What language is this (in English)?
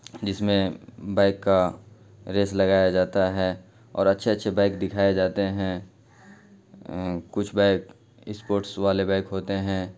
Urdu